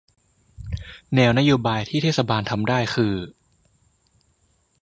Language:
Thai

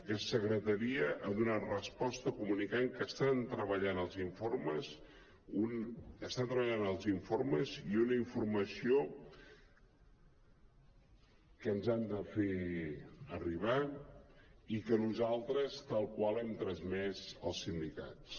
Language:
Catalan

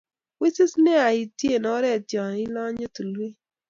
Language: Kalenjin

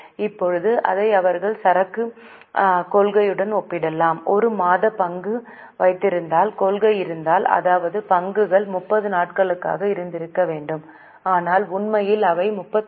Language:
Tamil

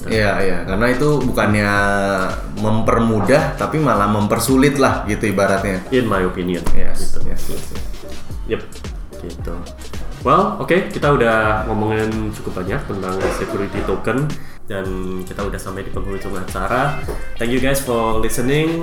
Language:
Indonesian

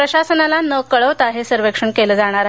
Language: Marathi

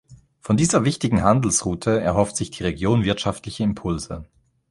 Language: German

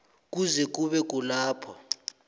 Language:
South Ndebele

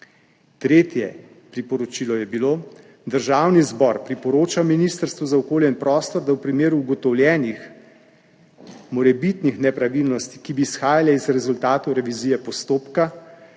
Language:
Slovenian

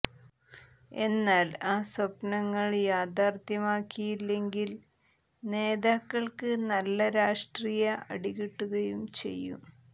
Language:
Malayalam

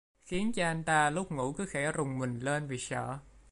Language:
Vietnamese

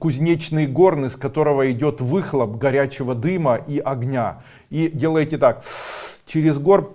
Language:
Russian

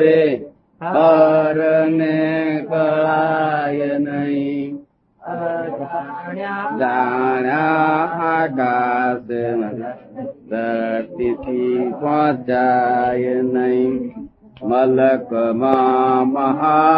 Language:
Gujarati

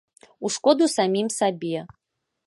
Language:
Belarusian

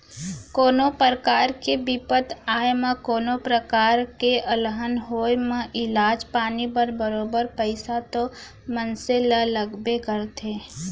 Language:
Chhattisgarhi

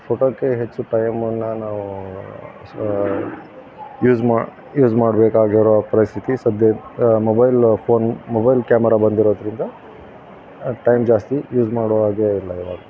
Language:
Kannada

